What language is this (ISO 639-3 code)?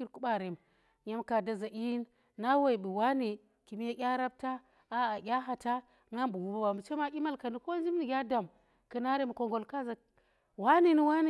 ttr